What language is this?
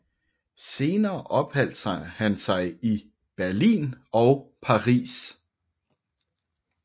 Danish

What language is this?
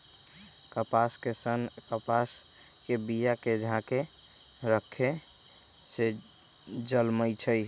Magahi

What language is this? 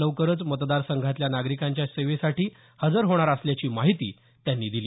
Marathi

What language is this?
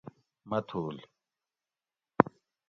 Gawri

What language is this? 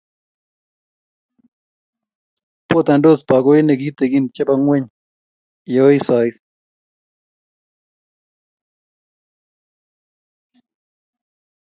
Kalenjin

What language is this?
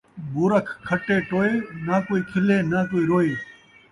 Saraiki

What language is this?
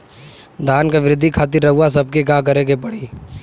Bhojpuri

